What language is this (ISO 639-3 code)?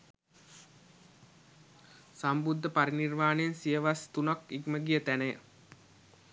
sin